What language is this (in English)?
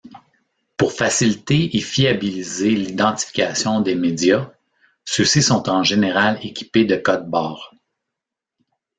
French